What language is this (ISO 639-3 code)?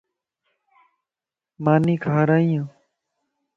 lss